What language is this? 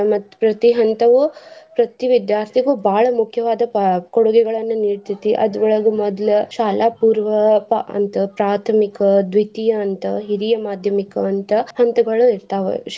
Kannada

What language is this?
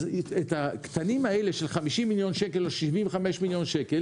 Hebrew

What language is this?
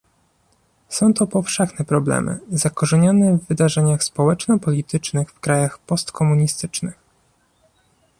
Polish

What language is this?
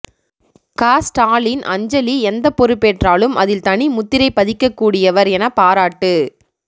Tamil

